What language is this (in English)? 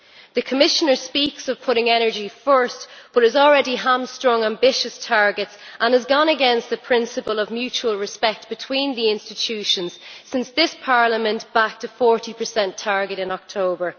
English